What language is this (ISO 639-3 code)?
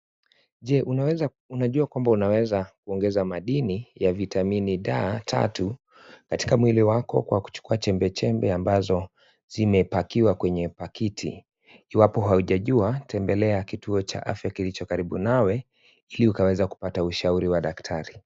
swa